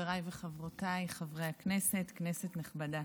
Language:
Hebrew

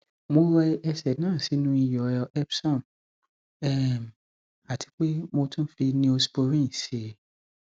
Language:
Yoruba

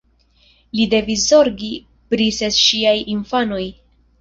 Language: Esperanto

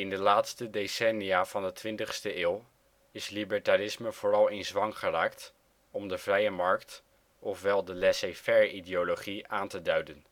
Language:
Dutch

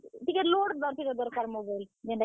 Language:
Odia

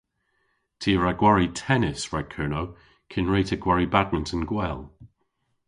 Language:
Cornish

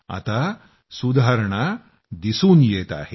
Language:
Marathi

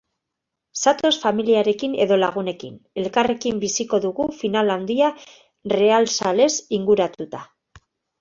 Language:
Basque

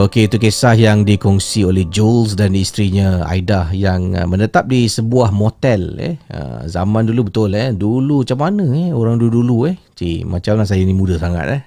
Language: Malay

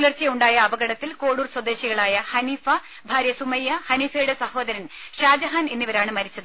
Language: Malayalam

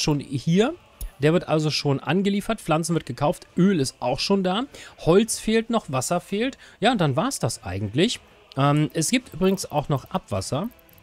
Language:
German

